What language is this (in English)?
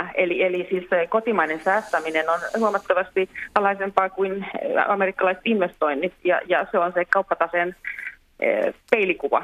Finnish